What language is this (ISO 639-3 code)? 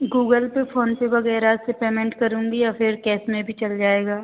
hin